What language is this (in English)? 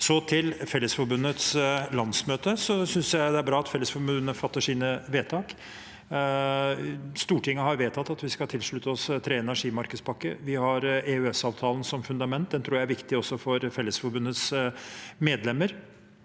Norwegian